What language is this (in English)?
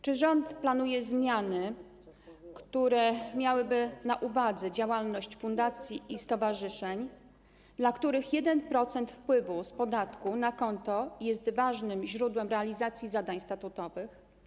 Polish